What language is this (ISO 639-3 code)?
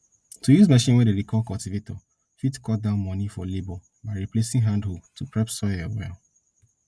pcm